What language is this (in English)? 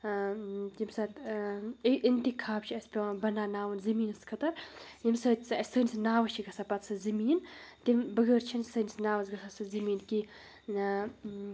Kashmiri